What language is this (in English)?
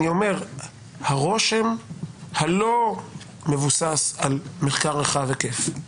Hebrew